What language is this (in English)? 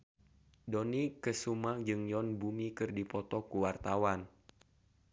Sundanese